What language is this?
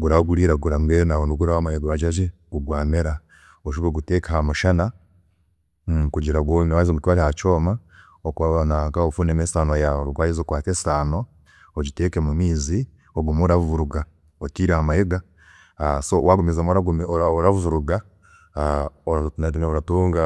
Chiga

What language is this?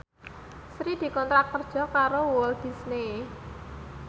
Javanese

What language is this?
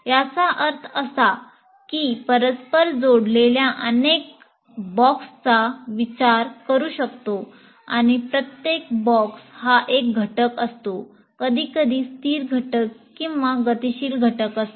Marathi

